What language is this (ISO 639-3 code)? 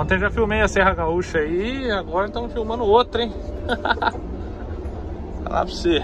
por